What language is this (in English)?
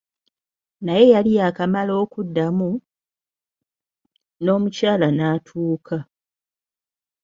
Ganda